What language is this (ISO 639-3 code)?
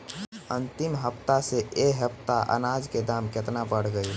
bho